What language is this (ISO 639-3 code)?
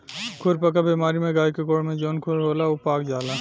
bho